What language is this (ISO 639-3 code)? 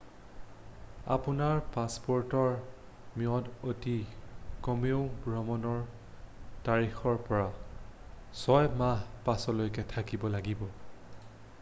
asm